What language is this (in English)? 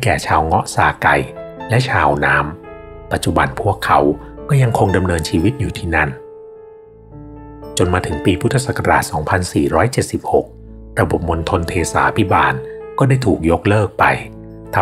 Thai